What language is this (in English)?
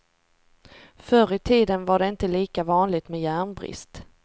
Swedish